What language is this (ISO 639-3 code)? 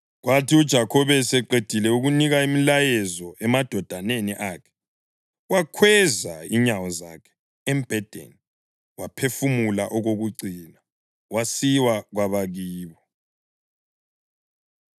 nde